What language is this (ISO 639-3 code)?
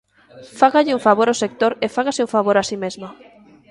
glg